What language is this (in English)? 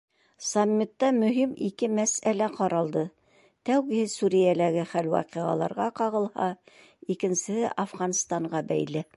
Bashkir